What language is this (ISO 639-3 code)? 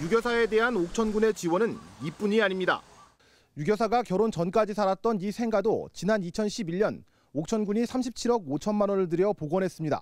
kor